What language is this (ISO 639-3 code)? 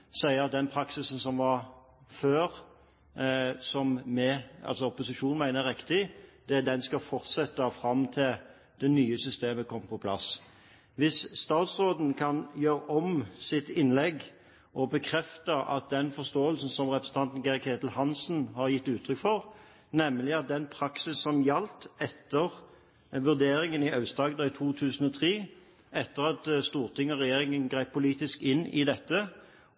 nob